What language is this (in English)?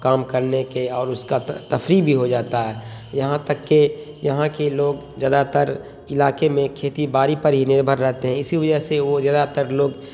Urdu